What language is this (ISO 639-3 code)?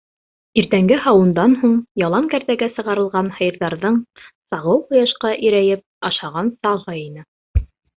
bak